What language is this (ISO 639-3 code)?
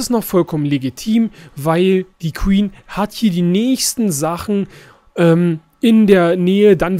deu